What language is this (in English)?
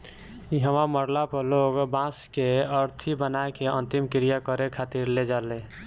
Bhojpuri